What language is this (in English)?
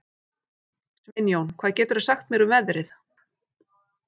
Icelandic